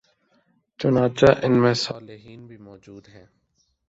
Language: Urdu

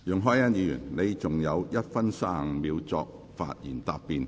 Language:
Cantonese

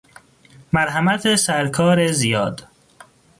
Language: Persian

